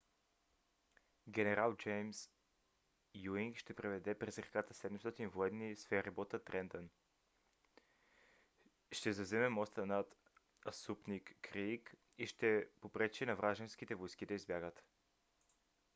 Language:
Bulgarian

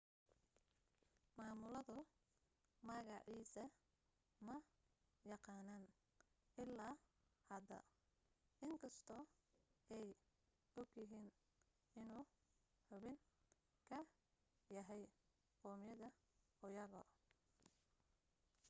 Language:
Somali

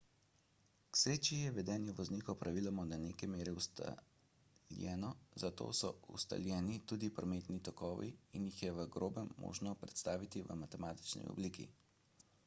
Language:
Slovenian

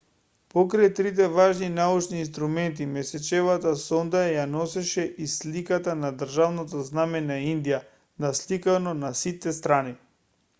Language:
Macedonian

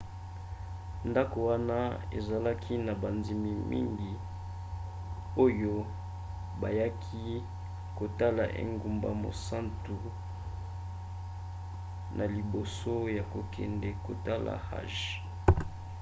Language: Lingala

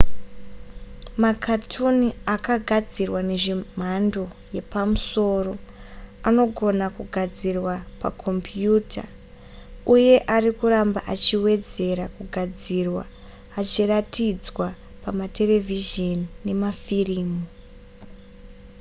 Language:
Shona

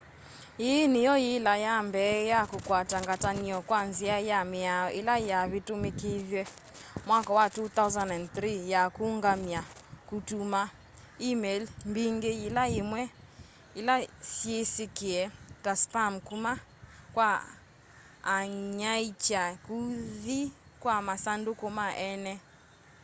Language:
Kamba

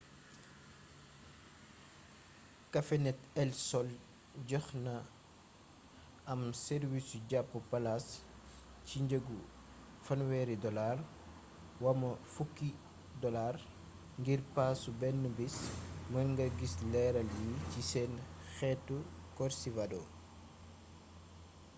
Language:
Wolof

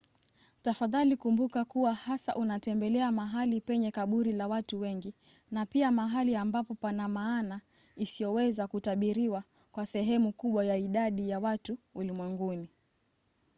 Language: Swahili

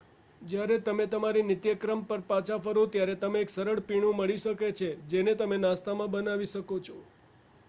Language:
Gujarati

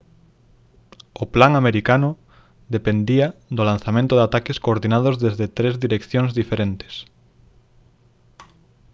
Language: Galician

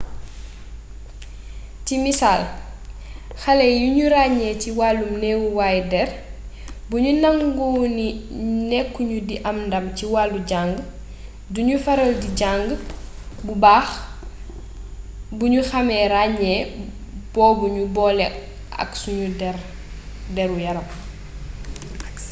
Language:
Wolof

